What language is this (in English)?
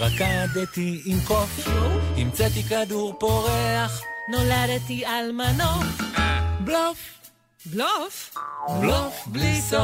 Hebrew